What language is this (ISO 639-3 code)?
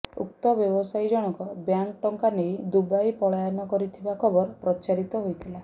ori